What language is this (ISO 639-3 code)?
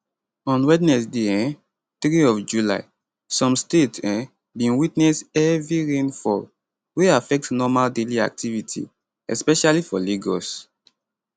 pcm